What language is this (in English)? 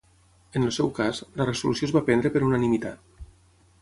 Catalan